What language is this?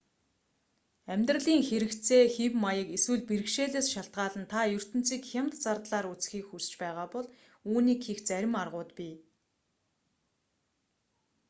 Mongolian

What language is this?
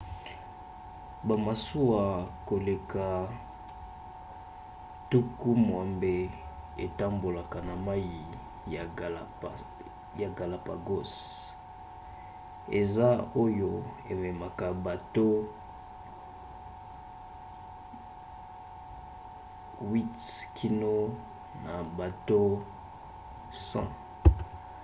Lingala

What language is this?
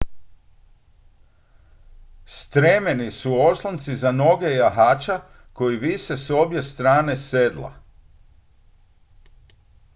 Croatian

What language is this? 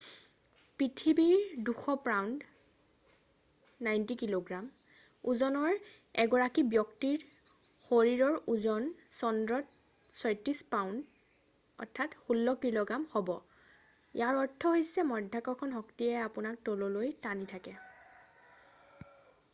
Assamese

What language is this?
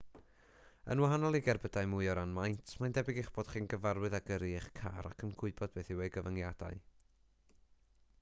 Welsh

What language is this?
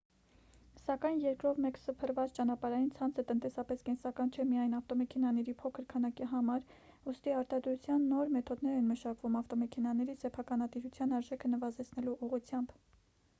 Armenian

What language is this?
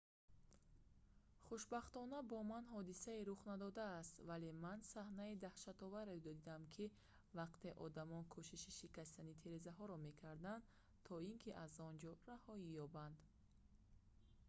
Tajik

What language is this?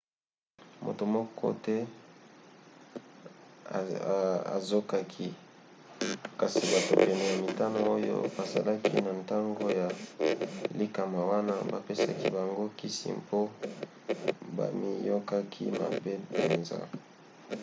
Lingala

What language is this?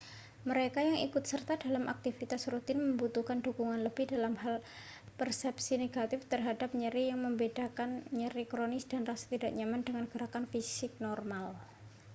Indonesian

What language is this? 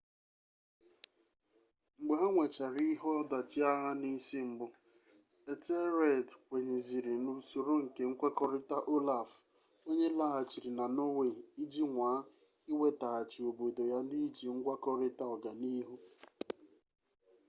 Igbo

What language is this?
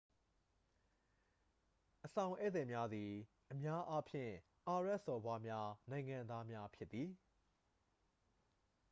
Burmese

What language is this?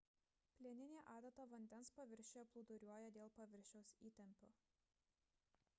Lithuanian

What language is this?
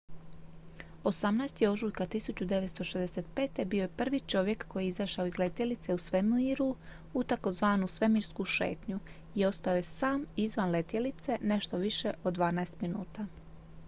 Croatian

